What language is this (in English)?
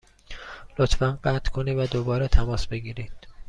Persian